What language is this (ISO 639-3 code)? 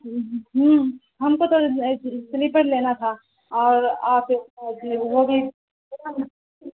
urd